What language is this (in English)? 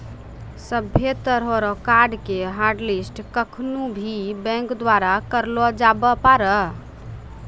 Maithili